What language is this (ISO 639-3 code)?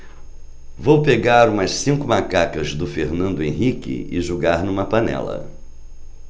por